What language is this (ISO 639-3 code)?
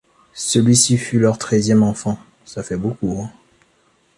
fra